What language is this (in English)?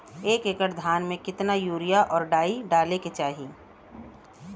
Bhojpuri